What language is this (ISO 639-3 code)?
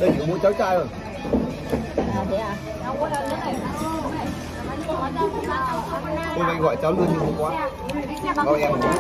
vie